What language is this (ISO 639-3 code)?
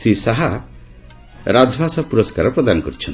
ori